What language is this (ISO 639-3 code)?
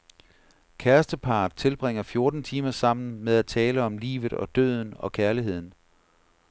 dan